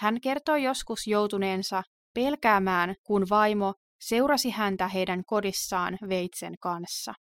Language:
Finnish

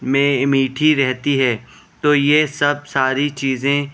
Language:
Urdu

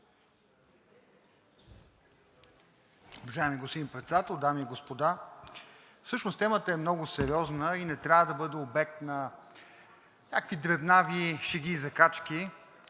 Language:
Bulgarian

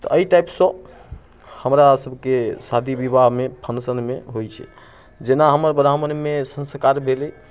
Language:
Maithili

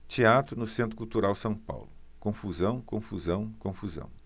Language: Portuguese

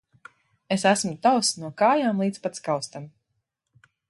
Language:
Latvian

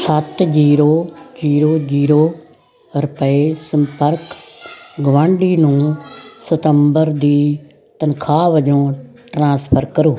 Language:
Punjabi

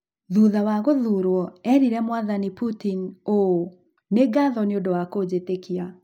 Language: Kikuyu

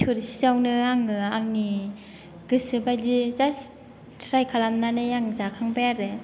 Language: Bodo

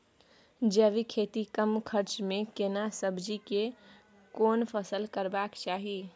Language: Maithili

